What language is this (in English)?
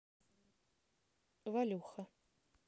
Russian